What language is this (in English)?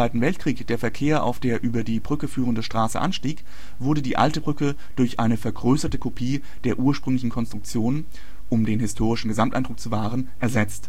German